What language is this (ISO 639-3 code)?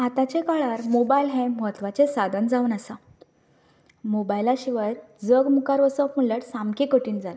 kok